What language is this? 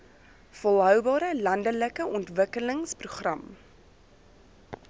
Afrikaans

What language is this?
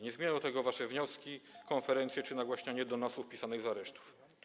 Polish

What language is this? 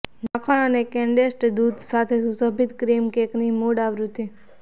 Gujarati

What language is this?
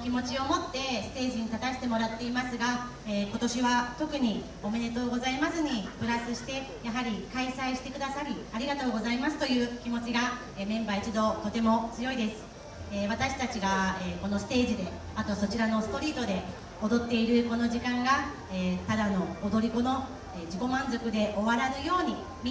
Japanese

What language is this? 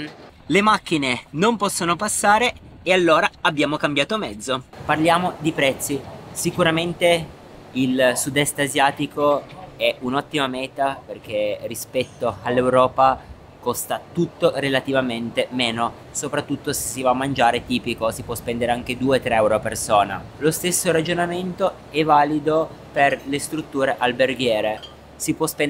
Italian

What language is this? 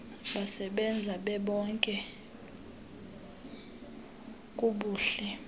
Xhosa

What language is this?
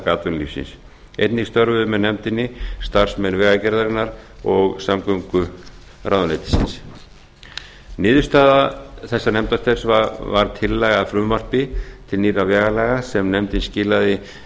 Icelandic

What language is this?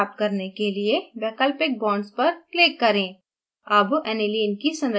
Hindi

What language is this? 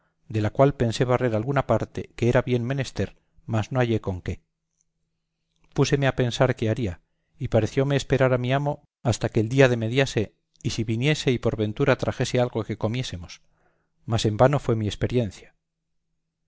Spanish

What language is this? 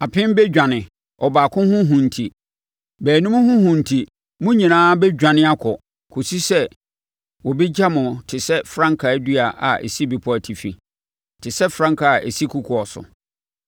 Akan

